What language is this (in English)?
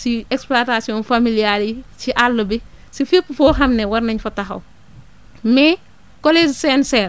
Wolof